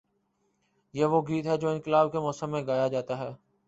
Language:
Urdu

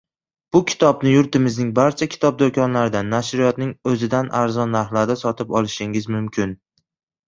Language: Uzbek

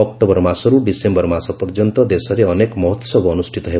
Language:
Odia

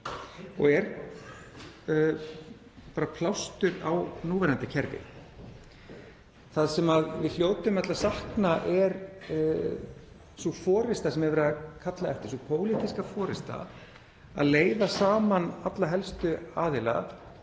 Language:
Icelandic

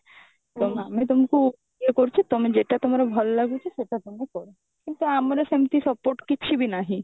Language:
Odia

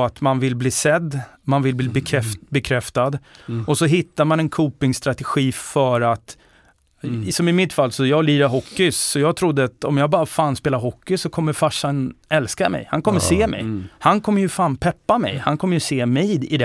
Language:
Swedish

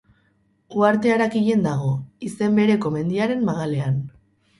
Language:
Basque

